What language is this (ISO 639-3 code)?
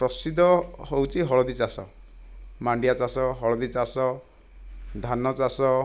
ori